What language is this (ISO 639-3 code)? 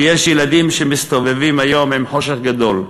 heb